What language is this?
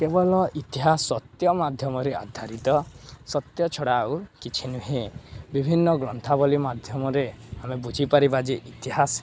Odia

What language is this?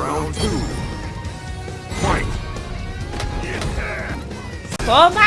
Portuguese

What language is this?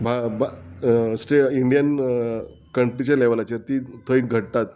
Konkani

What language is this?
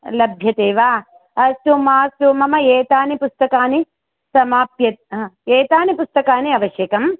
Sanskrit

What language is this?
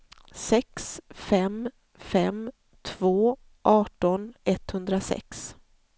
Swedish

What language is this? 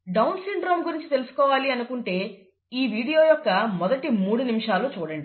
Telugu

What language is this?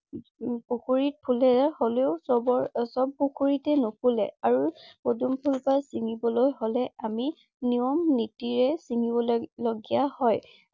Assamese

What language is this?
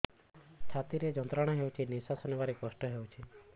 Odia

